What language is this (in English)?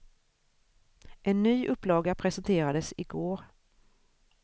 Swedish